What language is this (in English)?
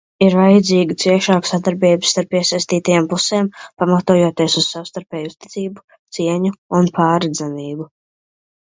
Latvian